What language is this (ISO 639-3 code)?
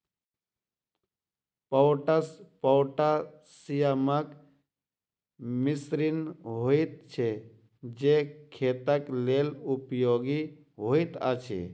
mai